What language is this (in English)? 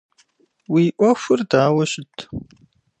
Kabardian